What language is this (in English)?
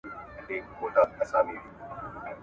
Pashto